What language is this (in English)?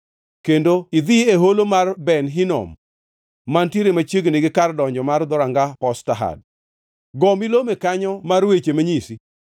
Luo (Kenya and Tanzania)